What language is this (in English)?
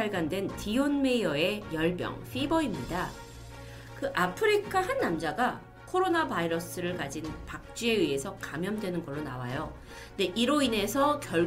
Korean